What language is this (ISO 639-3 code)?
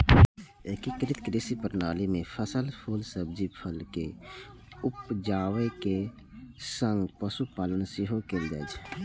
mai